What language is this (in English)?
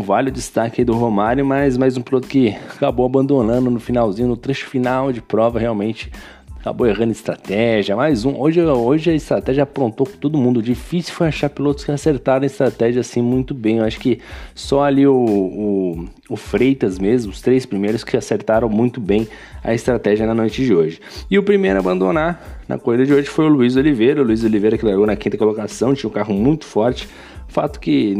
Portuguese